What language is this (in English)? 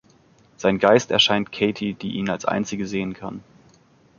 German